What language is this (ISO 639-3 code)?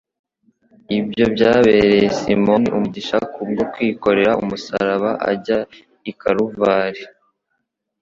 kin